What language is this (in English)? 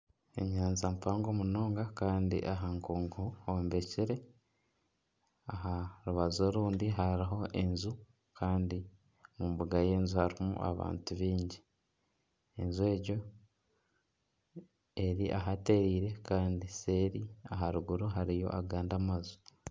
Nyankole